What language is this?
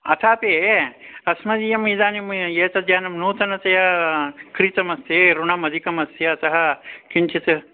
Sanskrit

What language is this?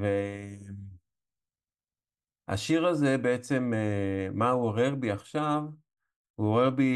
Hebrew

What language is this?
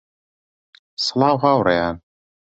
Central Kurdish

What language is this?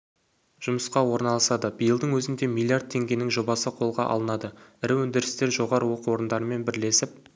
Kazakh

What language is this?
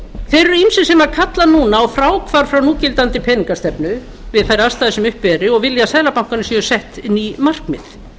Icelandic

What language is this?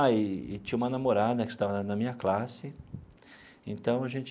Portuguese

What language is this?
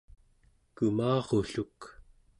Central Yupik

